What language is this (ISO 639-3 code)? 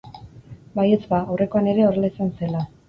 eus